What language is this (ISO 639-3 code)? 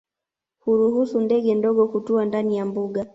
swa